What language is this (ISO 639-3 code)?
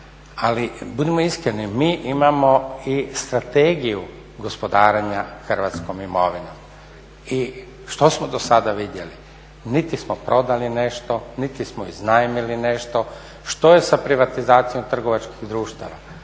hrv